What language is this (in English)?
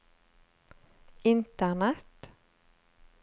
Norwegian